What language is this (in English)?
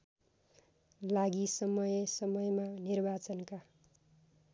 Nepali